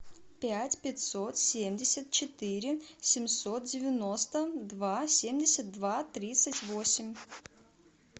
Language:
Russian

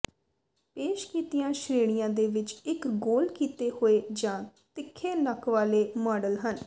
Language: Punjabi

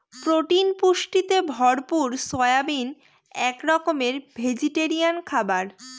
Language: Bangla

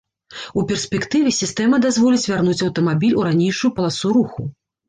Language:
Belarusian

